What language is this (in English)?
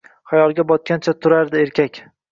Uzbek